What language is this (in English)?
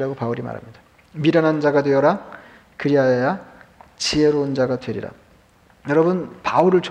Korean